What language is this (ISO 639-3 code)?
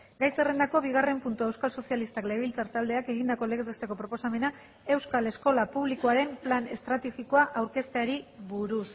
eus